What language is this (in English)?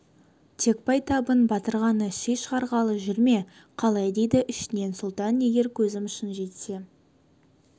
Kazakh